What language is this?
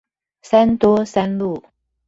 Chinese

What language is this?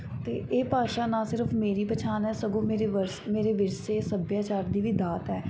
Punjabi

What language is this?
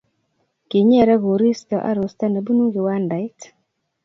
Kalenjin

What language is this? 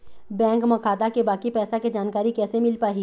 Chhattisgarhi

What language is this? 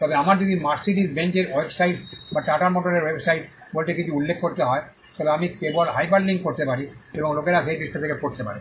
Bangla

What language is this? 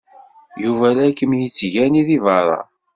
Kabyle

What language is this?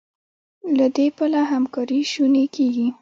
Pashto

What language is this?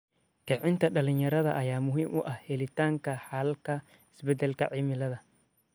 Somali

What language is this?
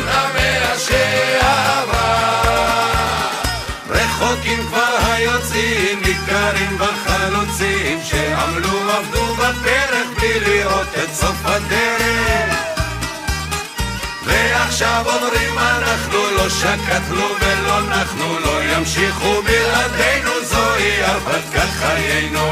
Hebrew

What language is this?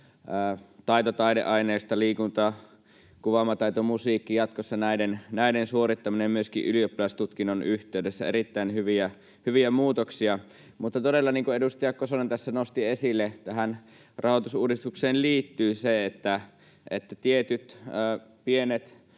Finnish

